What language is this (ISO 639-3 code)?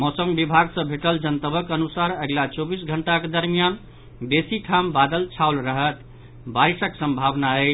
mai